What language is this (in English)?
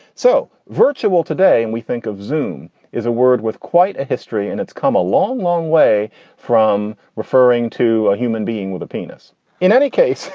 English